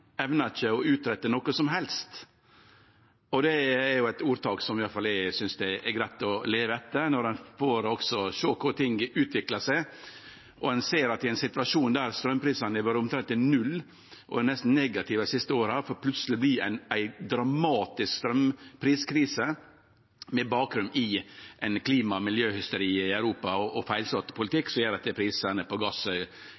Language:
Norwegian Nynorsk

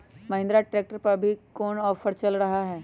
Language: Magahi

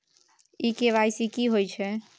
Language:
Maithili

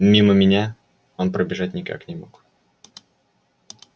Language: Russian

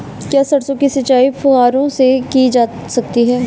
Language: Hindi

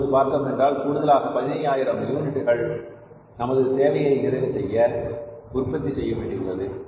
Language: Tamil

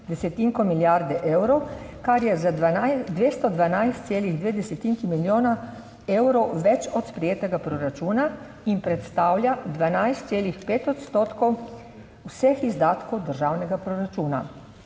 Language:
Slovenian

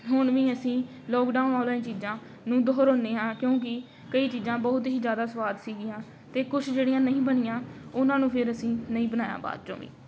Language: Punjabi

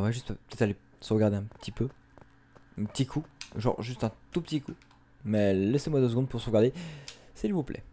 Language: French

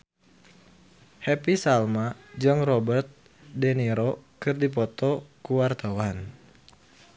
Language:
Sundanese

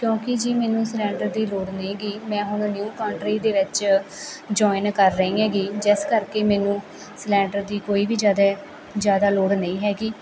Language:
Punjabi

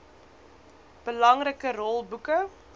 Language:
Afrikaans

